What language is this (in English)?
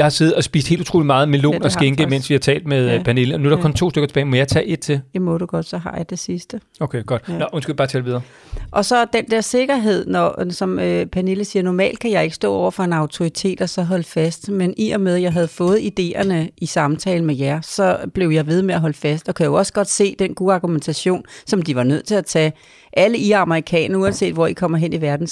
Danish